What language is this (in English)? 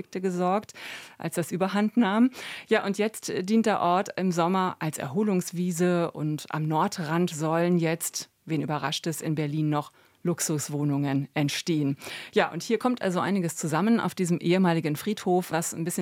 German